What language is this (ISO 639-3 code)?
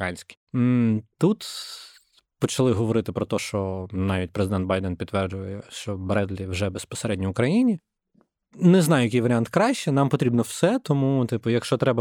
ukr